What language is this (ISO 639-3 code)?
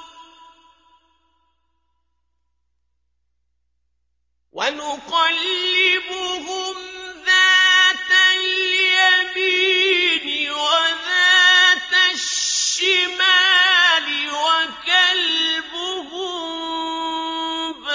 ara